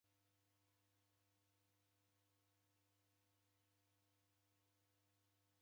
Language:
Taita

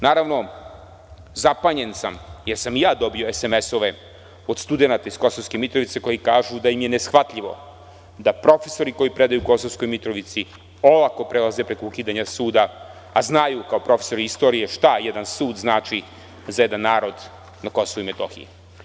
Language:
Serbian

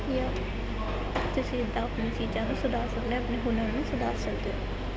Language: Punjabi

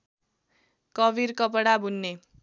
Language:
Nepali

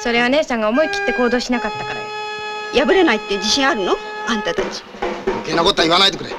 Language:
Japanese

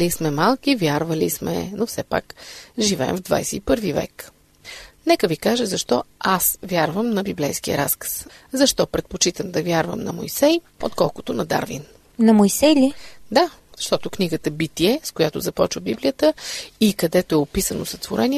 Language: Bulgarian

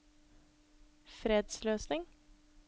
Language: Norwegian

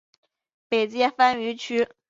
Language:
Chinese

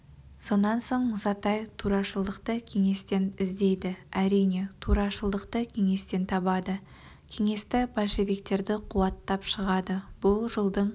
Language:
Kazakh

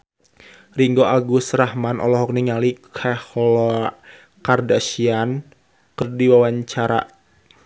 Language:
Sundanese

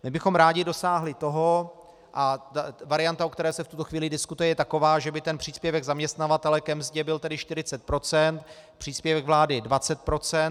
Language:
Czech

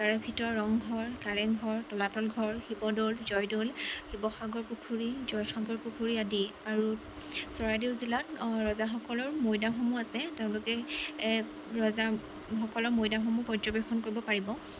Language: Assamese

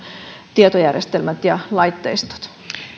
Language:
Finnish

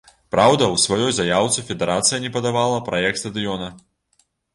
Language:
Belarusian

